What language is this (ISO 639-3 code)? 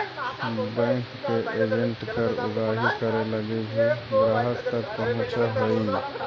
mag